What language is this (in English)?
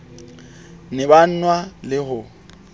Southern Sotho